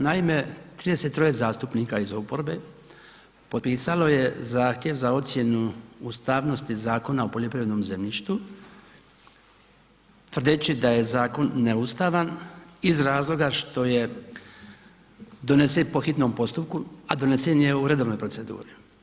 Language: Croatian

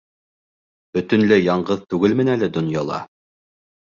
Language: Bashkir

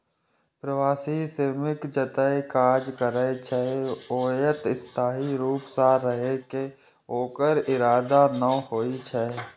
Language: Maithili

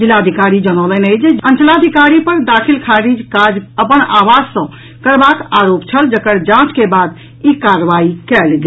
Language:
Maithili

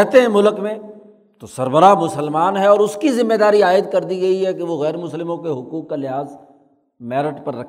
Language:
Urdu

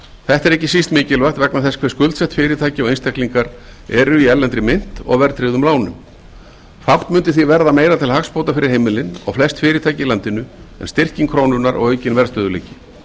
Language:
Icelandic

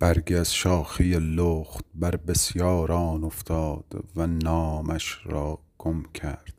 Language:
Persian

